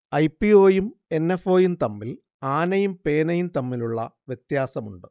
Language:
Malayalam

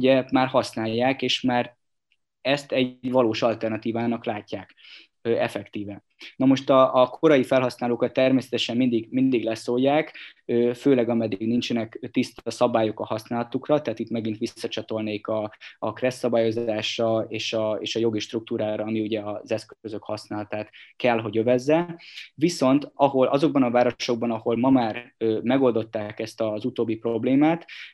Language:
Hungarian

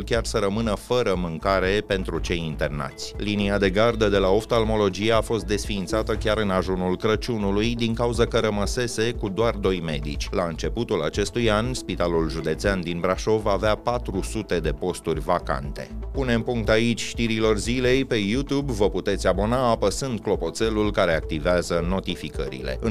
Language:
Romanian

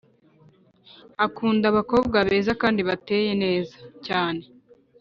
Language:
Kinyarwanda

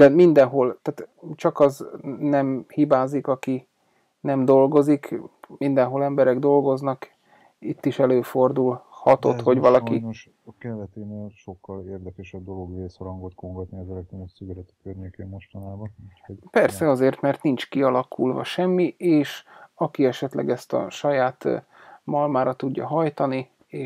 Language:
Hungarian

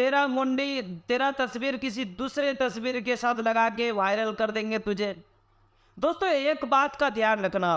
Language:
Hindi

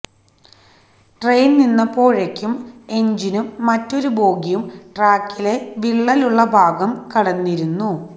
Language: Malayalam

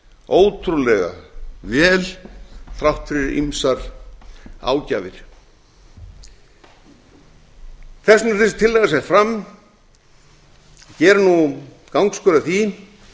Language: Icelandic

